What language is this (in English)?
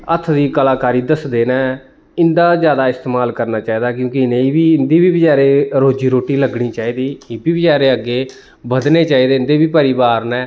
Dogri